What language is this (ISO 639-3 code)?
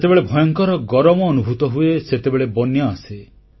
ori